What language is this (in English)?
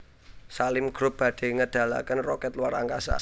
Javanese